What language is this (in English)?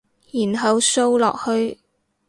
Cantonese